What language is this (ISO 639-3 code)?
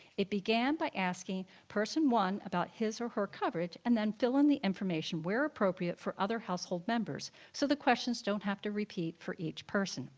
eng